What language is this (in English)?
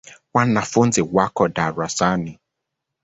Swahili